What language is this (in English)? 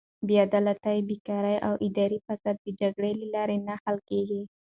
Pashto